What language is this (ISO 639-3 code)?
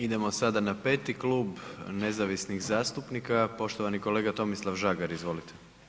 hrv